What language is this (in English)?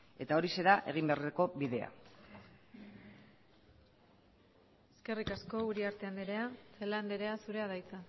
Basque